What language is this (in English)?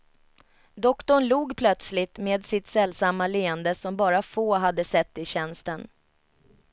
Swedish